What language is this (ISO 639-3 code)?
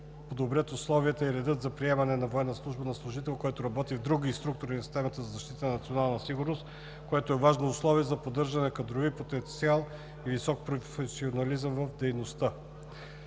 bul